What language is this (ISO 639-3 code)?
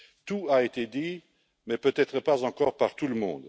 fra